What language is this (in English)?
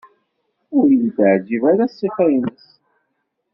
Kabyle